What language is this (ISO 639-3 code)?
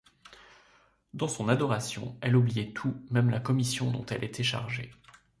fra